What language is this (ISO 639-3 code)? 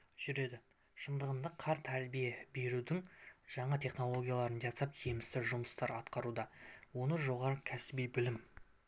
kaz